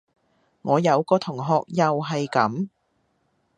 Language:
Cantonese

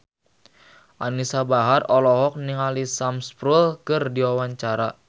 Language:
Sundanese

